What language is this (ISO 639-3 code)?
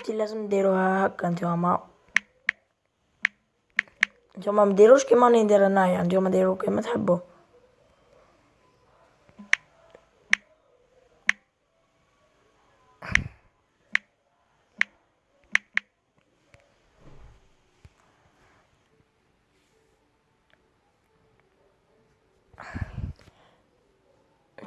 ara